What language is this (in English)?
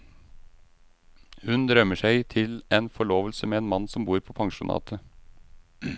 Norwegian